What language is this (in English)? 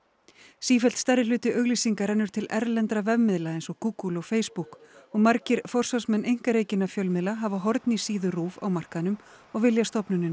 Icelandic